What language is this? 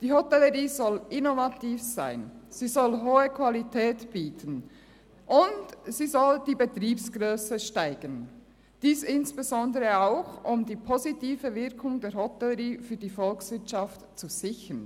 Swiss German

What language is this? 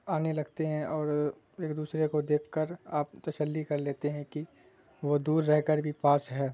Urdu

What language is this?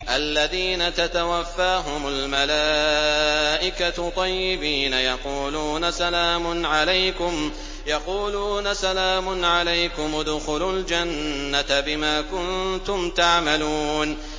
Arabic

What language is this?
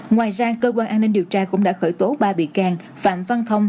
Vietnamese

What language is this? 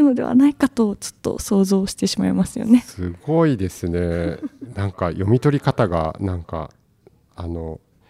Japanese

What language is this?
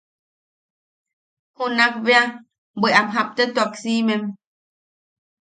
Yaqui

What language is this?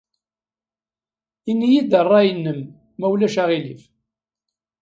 Kabyle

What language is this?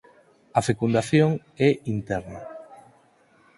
Galician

